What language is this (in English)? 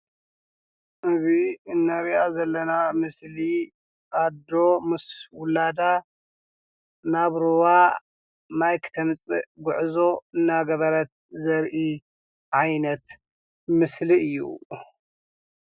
Tigrinya